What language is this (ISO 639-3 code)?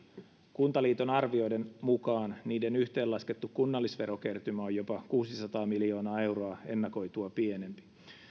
fin